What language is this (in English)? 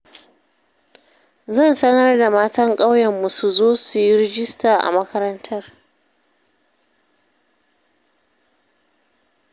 Hausa